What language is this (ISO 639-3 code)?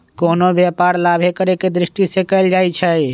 mag